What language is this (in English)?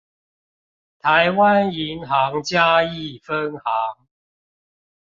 Chinese